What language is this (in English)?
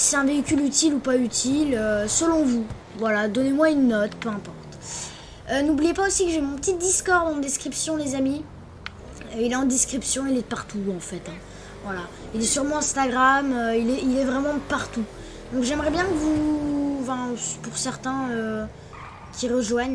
French